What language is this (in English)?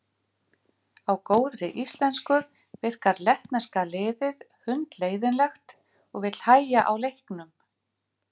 Icelandic